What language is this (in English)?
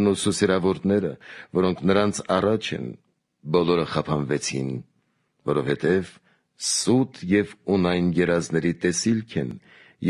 Romanian